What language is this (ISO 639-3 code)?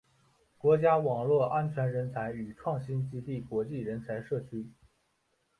zho